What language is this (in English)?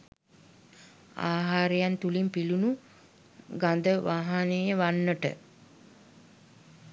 Sinhala